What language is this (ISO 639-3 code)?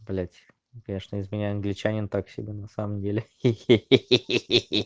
rus